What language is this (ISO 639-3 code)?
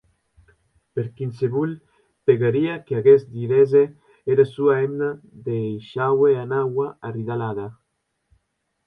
oci